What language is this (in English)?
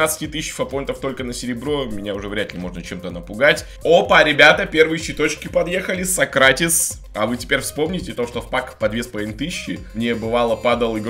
Russian